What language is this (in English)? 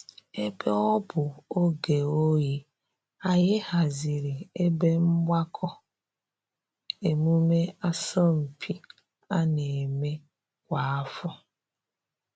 Igbo